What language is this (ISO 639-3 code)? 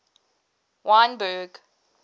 eng